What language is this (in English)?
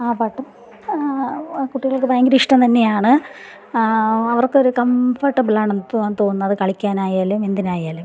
Malayalam